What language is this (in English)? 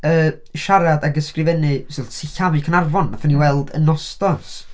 Welsh